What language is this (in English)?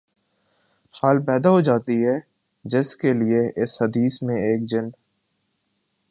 Urdu